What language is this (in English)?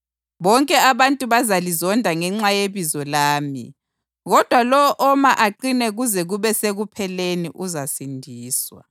North Ndebele